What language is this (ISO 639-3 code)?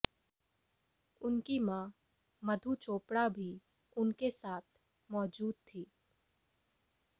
hin